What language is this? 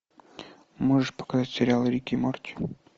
Russian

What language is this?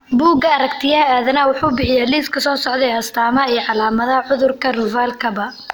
Somali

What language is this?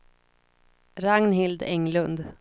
Swedish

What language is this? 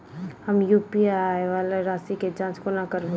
Maithili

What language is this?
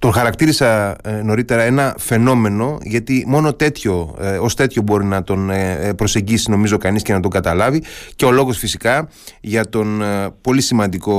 Greek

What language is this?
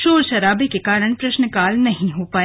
Hindi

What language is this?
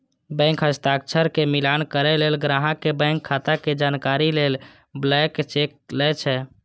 Maithili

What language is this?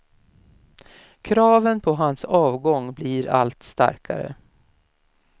Swedish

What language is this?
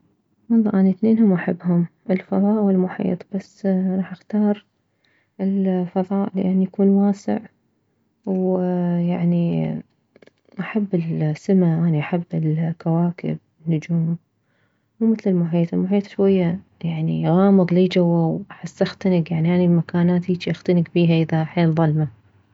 Mesopotamian Arabic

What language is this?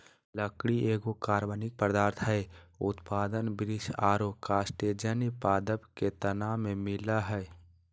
Magahi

